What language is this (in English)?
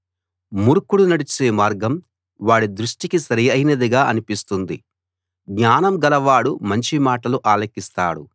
Telugu